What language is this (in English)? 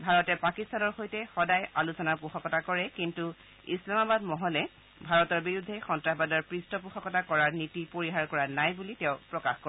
Assamese